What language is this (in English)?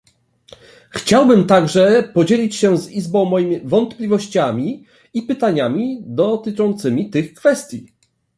Polish